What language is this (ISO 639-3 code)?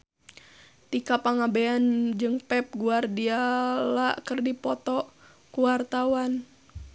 sun